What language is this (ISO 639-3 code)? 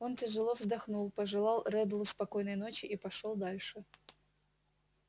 rus